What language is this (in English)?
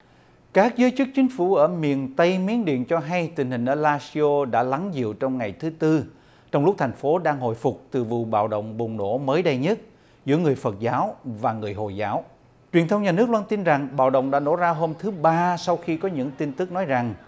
Vietnamese